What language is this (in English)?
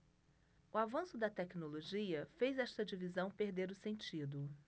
Portuguese